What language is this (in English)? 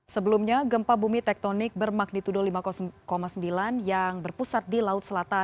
Indonesian